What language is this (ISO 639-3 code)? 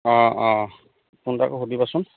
asm